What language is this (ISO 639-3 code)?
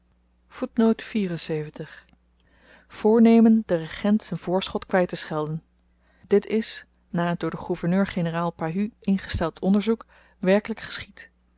nld